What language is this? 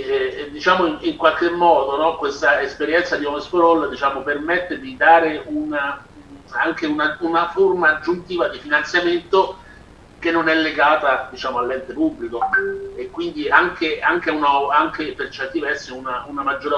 Italian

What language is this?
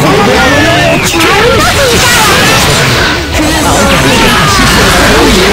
Japanese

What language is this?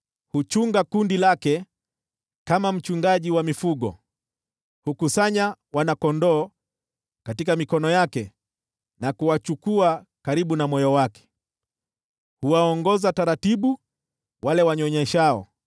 Swahili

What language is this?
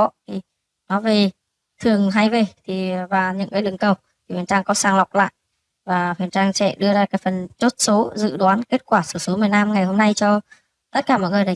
Vietnamese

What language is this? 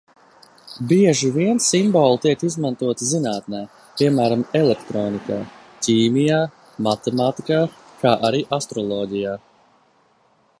Latvian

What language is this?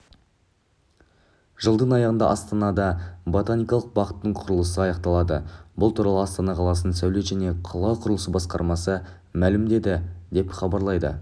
Kazakh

